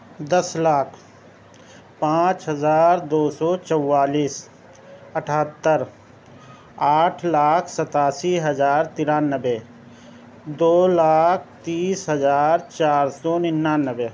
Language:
Urdu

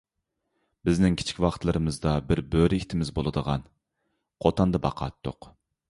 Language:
Uyghur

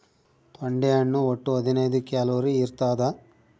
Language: Kannada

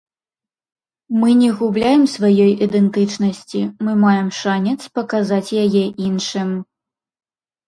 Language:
Belarusian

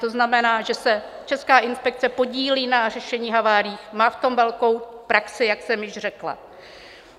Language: Czech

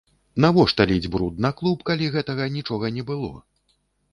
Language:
Belarusian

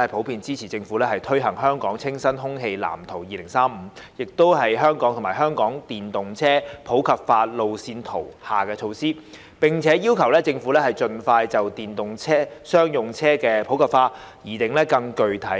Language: Cantonese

